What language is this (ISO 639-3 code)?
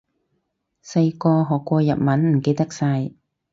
yue